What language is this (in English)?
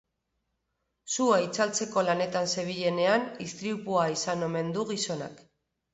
Basque